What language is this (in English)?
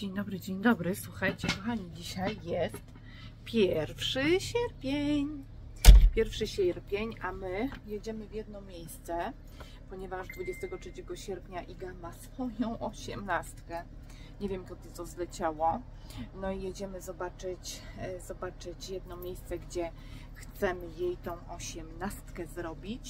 Polish